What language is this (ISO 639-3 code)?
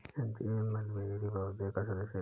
hin